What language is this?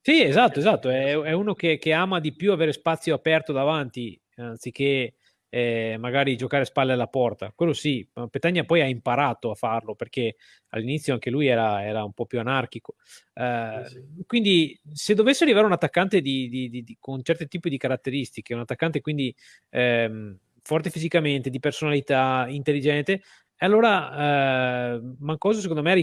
Italian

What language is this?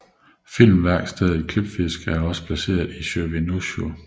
Danish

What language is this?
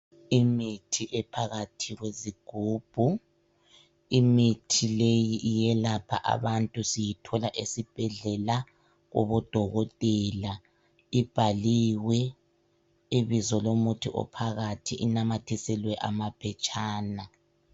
North Ndebele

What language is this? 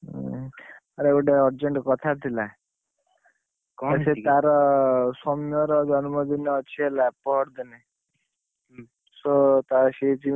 Odia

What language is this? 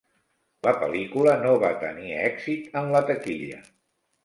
Catalan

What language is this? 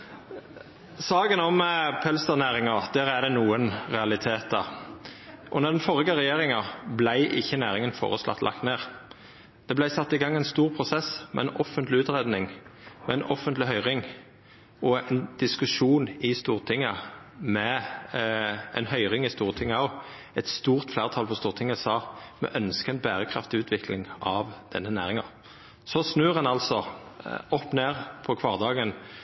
Norwegian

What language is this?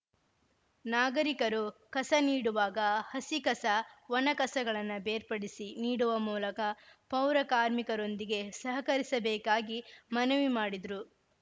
Kannada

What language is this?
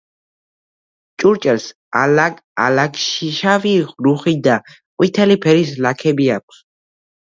Georgian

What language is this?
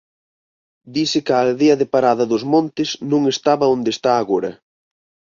Galician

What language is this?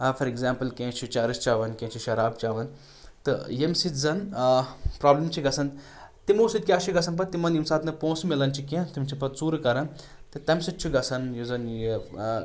Kashmiri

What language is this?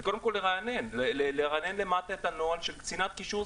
Hebrew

